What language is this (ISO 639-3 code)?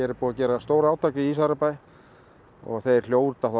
isl